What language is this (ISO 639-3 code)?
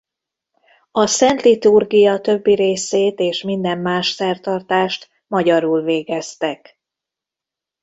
hun